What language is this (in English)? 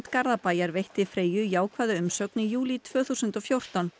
Icelandic